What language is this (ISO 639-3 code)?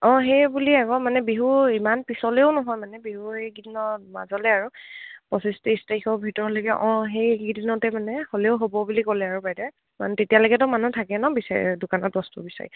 asm